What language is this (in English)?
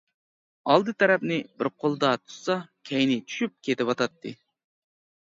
Uyghur